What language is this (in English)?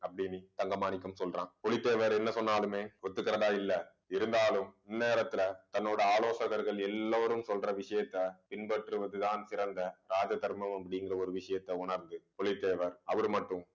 Tamil